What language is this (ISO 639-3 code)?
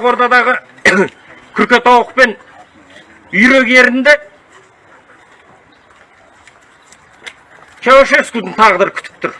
tur